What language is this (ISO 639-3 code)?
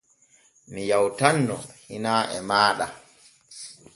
fue